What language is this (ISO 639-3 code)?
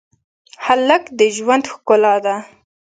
pus